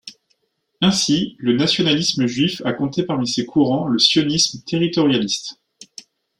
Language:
French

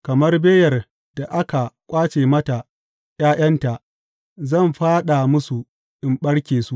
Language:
Hausa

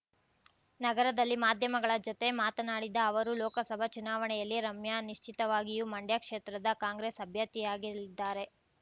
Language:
Kannada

